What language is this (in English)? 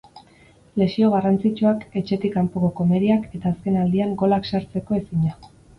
Basque